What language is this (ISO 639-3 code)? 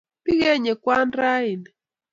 kln